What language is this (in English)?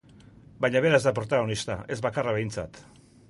Basque